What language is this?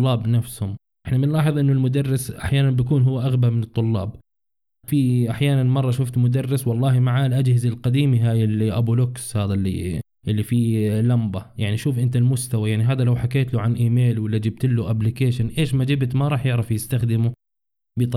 Arabic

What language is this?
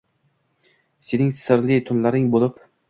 Uzbek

